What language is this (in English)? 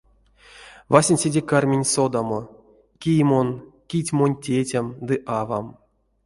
Erzya